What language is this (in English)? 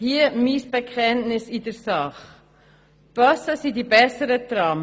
Swiss German